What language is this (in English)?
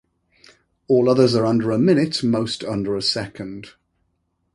English